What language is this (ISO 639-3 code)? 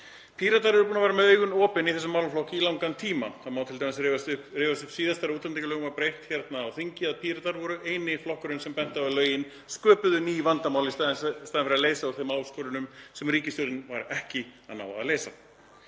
isl